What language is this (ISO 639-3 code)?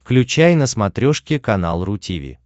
rus